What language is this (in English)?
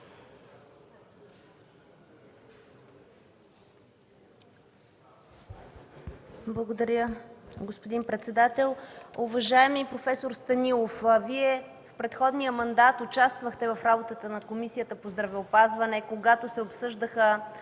Bulgarian